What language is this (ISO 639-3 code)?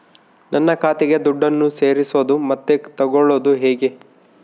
kan